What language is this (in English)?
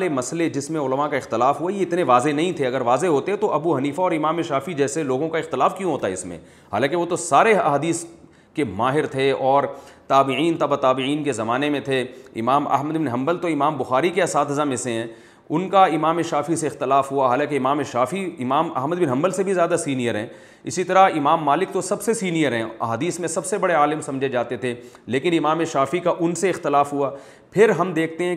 Urdu